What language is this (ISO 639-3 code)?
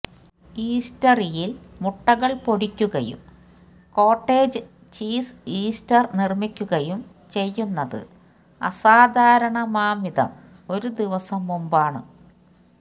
mal